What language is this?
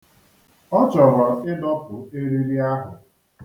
Igbo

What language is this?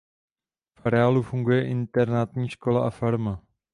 Czech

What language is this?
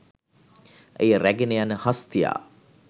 Sinhala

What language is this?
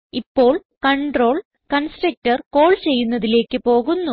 Malayalam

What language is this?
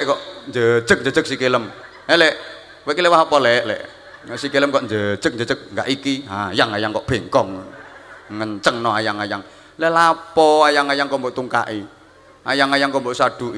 Indonesian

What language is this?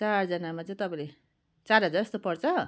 Nepali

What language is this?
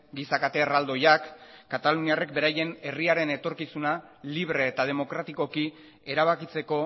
Basque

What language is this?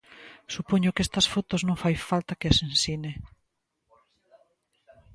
Galician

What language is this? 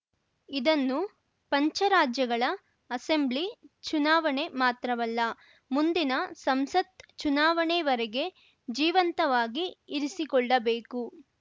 Kannada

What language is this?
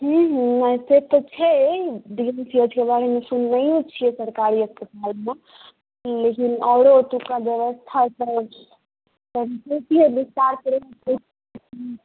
Maithili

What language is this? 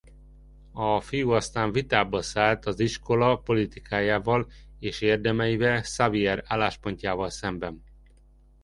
Hungarian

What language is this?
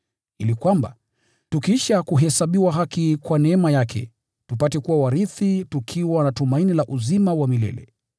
Swahili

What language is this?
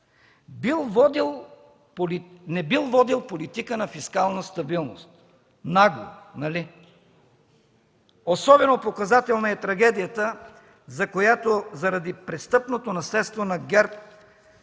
Bulgarian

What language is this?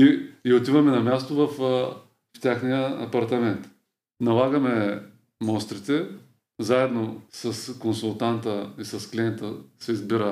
Bulgarian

